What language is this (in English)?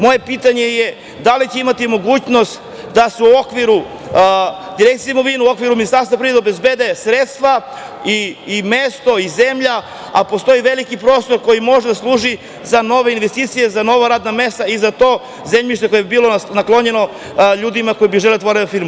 Serbian